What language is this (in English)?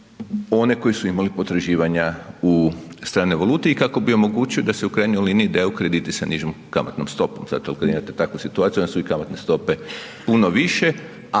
Croatian